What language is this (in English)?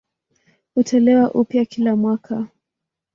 Swahili